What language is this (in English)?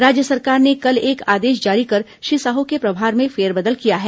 Hindi